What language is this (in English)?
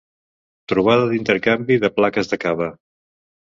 Catalan